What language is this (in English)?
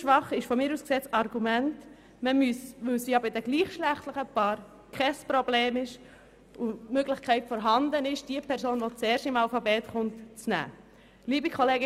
Swiss German